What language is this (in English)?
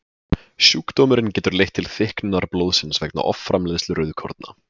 Icelandic